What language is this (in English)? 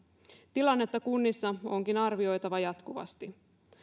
Finnish